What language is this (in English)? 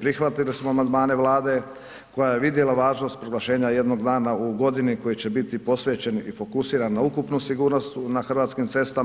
Croatian